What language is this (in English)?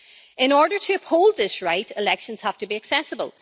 English